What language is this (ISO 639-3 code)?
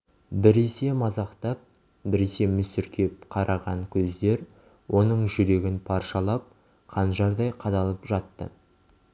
kaz